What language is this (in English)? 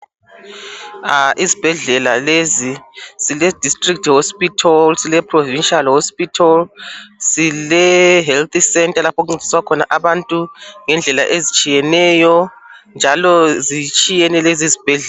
North Ndebele